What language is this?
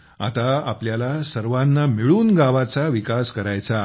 Marathi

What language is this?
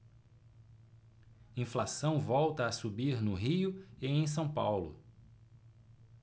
Portuguese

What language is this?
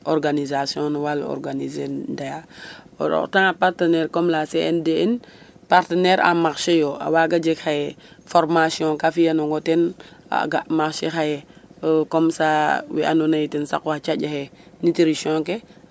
Serer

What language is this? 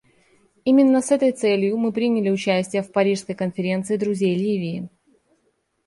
Russian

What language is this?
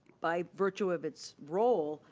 English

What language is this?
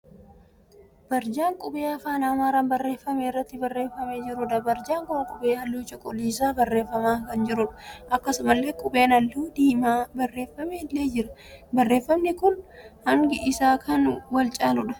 Oromo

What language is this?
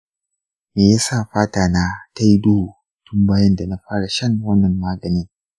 Hausa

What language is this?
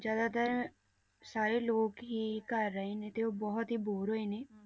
Punjabi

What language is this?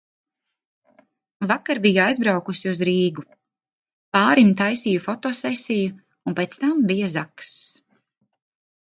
Latvian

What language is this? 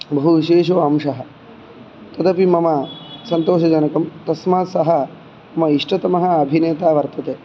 Sanskrit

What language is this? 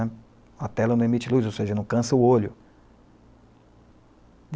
Portuguese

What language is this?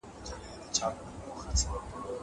Pashto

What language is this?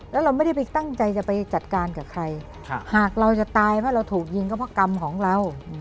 Thai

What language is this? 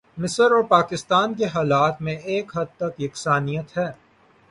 Urdu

